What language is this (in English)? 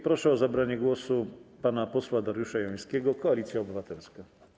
Polish